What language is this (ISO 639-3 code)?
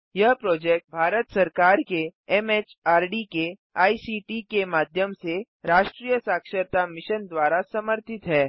hin